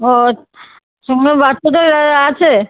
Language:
Bangla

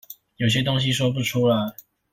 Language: Chinese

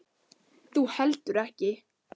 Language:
Icelandic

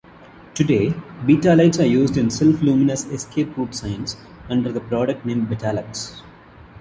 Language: English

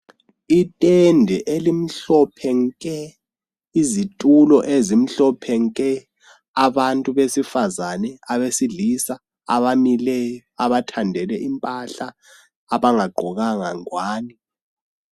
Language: North Ndebele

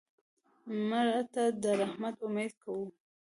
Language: Pashto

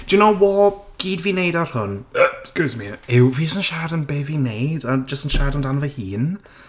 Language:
Welsh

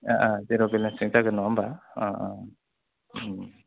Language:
Bodo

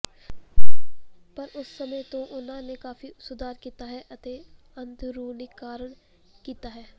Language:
Punjabi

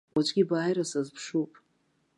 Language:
Abkhazian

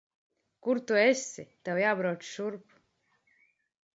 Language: Latvian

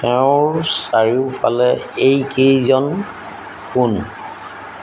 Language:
Assamese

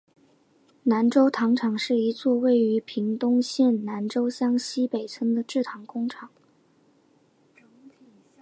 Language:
Chinese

